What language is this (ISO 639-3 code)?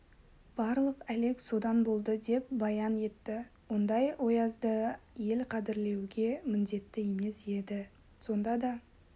kaz